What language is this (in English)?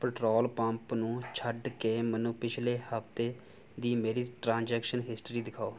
Punjabi